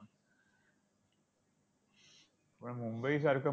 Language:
Marathi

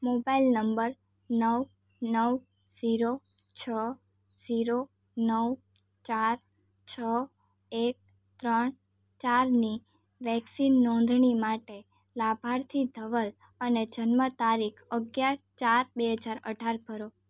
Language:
Gujarati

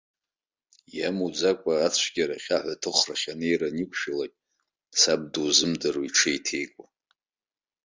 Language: Abkhazian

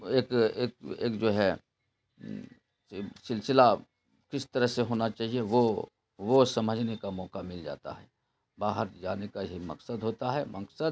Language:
Urdu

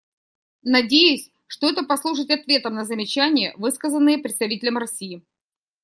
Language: Russian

